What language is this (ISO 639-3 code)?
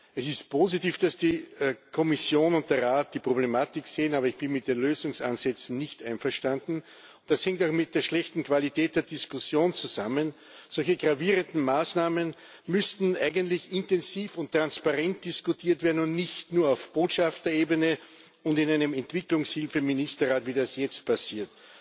deu